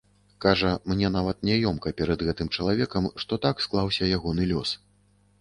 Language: Belarusian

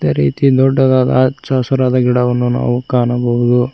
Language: Kannada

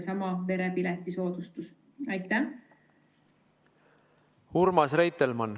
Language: Estonian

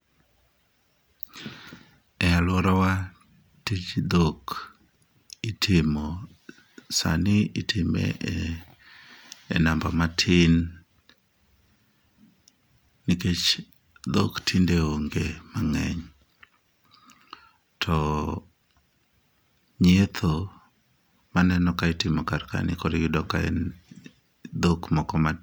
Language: Luo (Kenya and Tanzania)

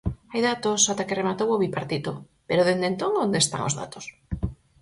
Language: Galician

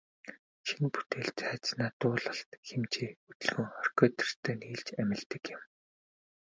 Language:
Mongolian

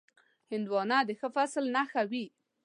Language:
Pashto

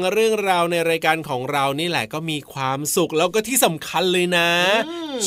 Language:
Thai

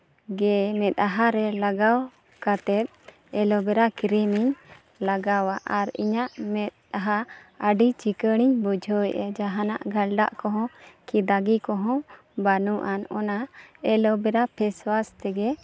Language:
Santali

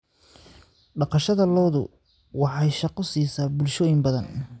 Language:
Somali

